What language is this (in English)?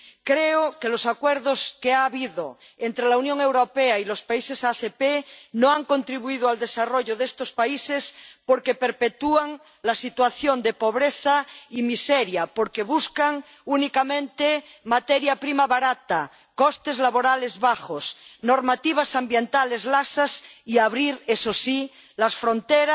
Spanish